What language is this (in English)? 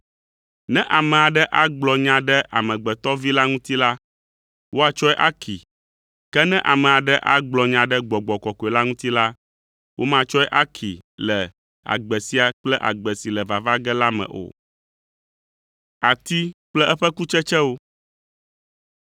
Ewe